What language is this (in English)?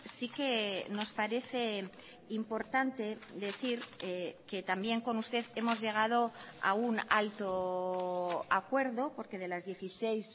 Spanish